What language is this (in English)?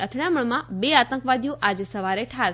Gujarati